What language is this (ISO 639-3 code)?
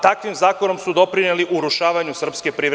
srp